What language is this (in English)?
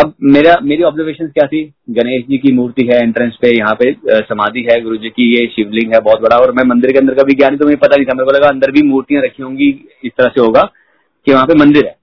Hindi